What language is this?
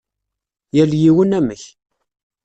Kabyle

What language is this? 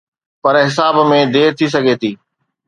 Sindhi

